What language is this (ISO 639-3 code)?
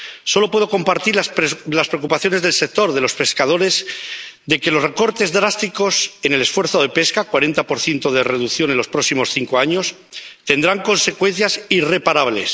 spa